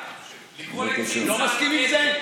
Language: Hebrew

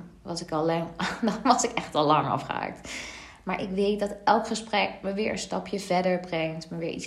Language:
Dutch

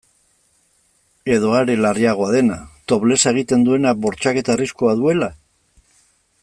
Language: Basque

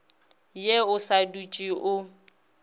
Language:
Northern Sotho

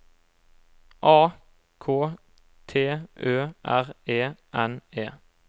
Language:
Norwegian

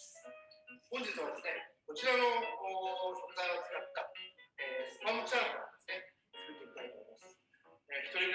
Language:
Japanese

